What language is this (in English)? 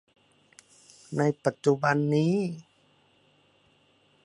Thai